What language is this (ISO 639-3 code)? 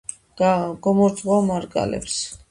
kat